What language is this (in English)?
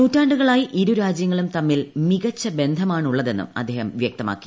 Malayalam